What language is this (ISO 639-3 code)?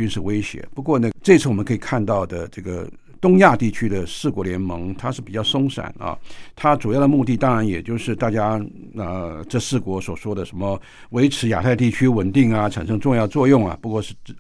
zho